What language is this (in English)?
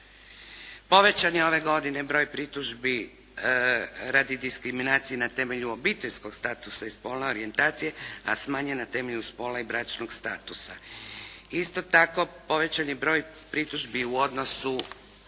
Croatian